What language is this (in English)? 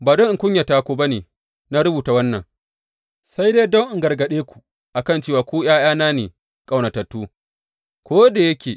Hausa